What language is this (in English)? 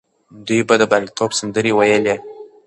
Pashto